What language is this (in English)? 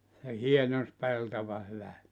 Finnish